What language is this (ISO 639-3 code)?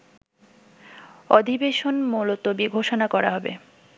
ben